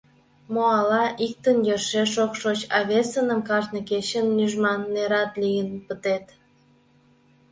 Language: Mari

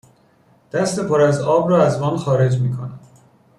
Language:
Persian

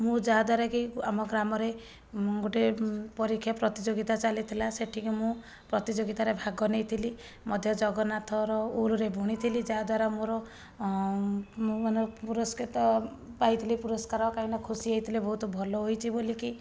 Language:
Odia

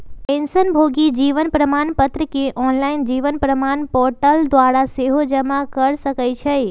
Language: Magahi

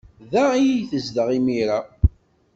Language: Kabyle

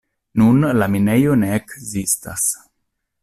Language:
Esperanto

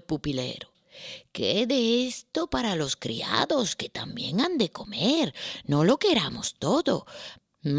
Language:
Spanish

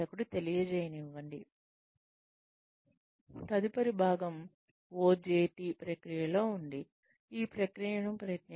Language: Telugu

